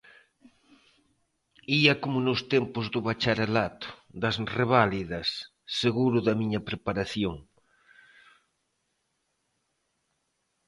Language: Galician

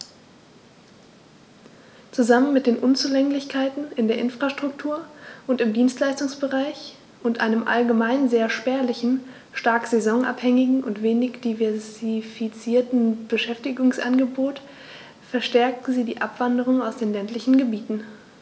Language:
German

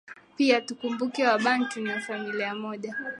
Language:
Swahili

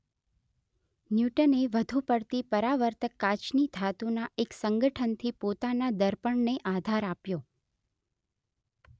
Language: Gujarati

